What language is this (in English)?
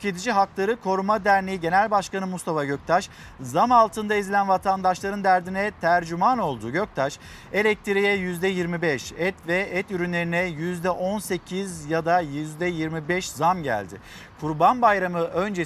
Turkish